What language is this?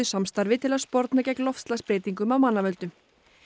Icelandic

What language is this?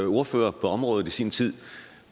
Danish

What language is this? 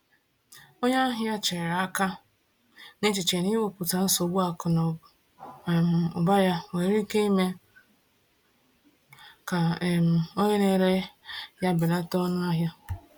Igbo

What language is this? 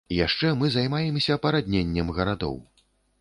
Belarusian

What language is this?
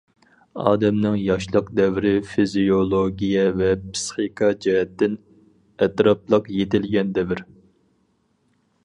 Uyghur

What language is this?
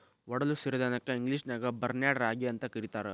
Kannada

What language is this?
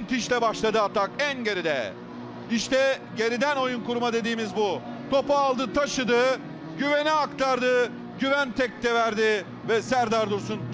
Turkish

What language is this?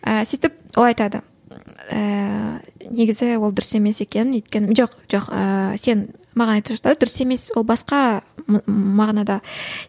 Kazakh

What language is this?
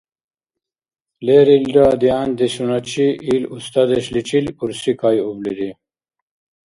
Dargwa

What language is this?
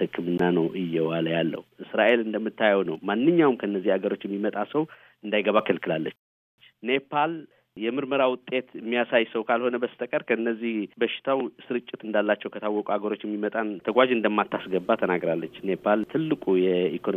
Amharic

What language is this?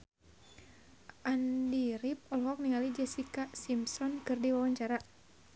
Sundanese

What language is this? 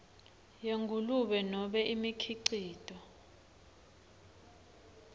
Swati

